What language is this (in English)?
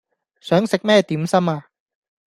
Cantonese